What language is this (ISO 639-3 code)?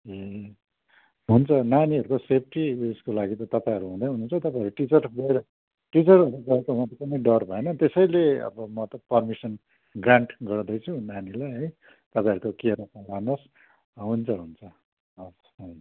nep